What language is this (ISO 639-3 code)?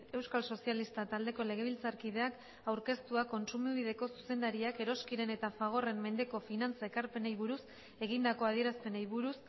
eus